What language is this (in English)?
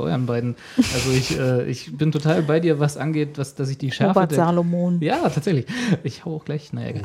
German